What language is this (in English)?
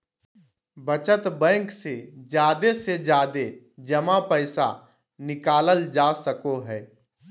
Magahi